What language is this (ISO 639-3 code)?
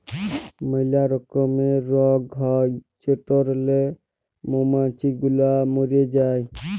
ben